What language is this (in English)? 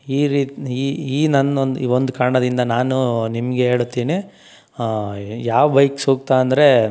Kannada